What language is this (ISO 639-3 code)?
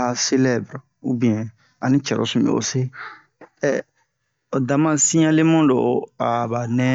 bmq